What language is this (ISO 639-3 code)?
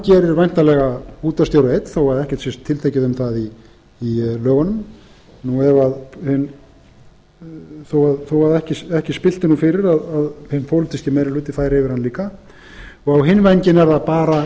isl